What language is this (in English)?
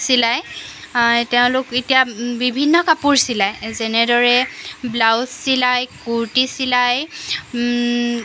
Assamese